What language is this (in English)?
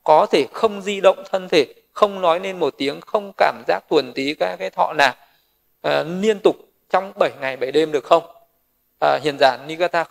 Vietnamese